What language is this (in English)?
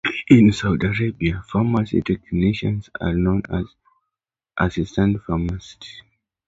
English